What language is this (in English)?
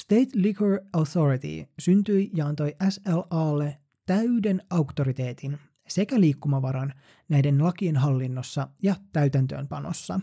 Finnish